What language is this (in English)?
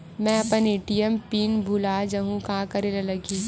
Chhattisgarhi